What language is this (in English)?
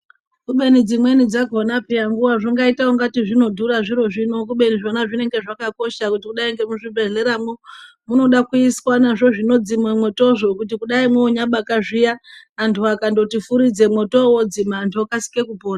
Ndau